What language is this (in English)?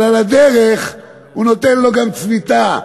Hebrew